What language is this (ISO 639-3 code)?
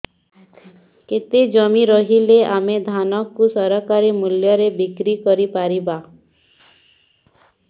ori